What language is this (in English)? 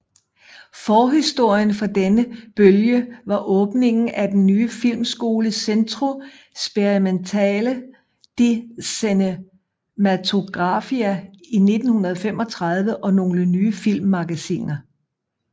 Danish